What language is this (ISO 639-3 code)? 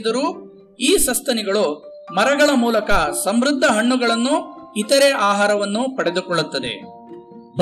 kan